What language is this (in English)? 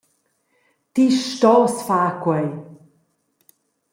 Romansh